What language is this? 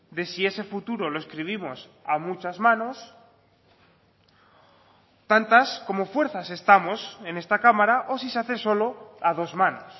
Spanish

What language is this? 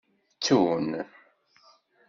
Kabyle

